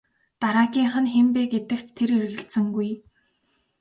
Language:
Mongolian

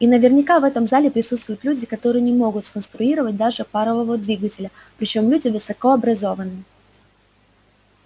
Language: Russian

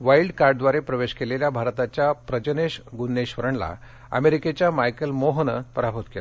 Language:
Marathi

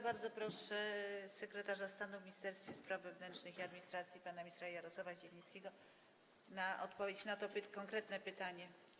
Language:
Polish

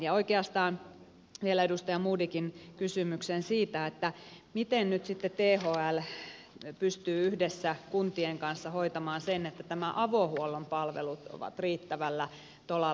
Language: Finnish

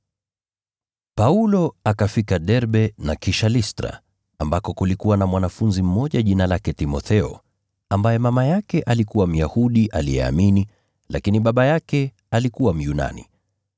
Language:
Swahili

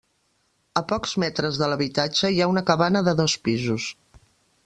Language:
Catalan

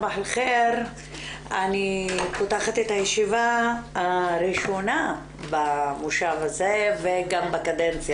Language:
Hebrew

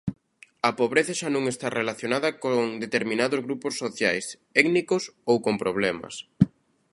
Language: Galician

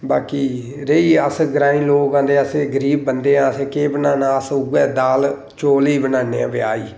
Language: Dogri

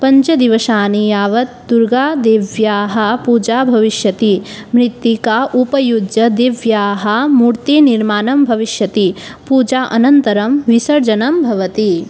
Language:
Sanskrit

